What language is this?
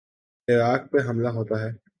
Urdu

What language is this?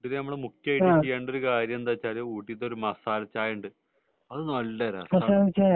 Malayalam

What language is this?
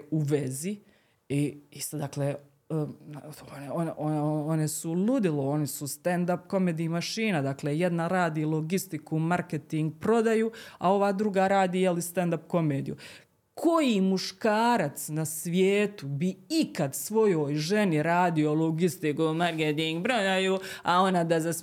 Croatian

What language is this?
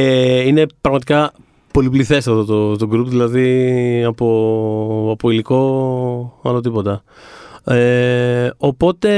Greek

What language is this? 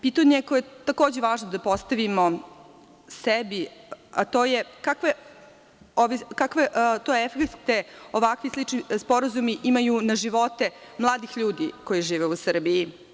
Serbian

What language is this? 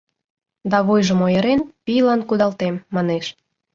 Mari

